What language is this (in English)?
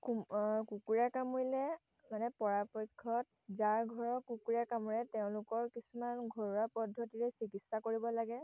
Assamese